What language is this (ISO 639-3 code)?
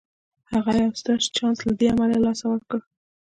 pus